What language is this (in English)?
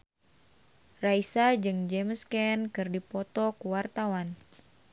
Sundanese